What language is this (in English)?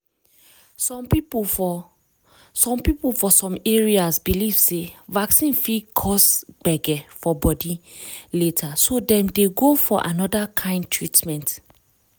Nigerian Pidgin